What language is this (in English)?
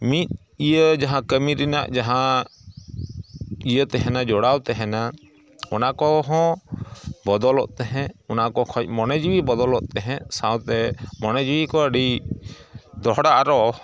Santali